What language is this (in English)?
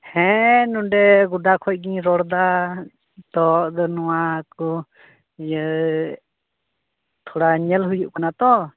Santali